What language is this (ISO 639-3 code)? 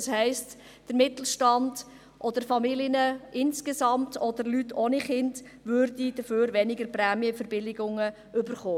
gsw